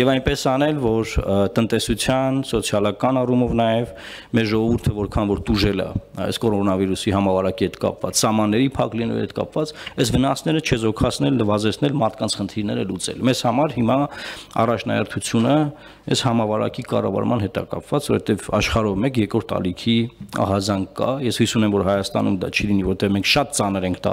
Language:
Turkish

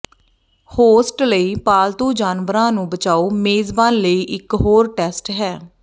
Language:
Punjabi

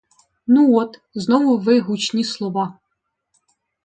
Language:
Ukrainian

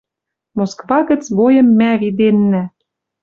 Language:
Western Mari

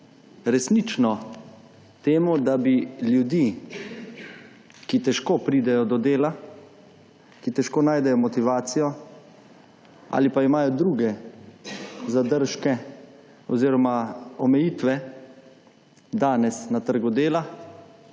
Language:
Slovenian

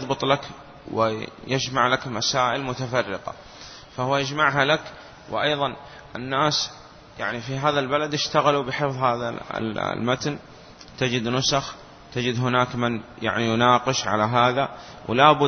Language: Arabic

